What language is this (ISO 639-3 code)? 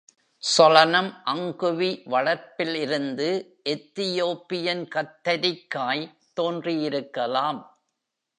tam